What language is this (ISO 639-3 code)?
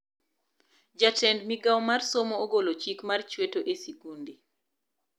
luo